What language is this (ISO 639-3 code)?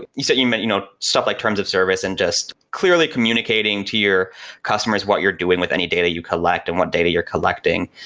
eng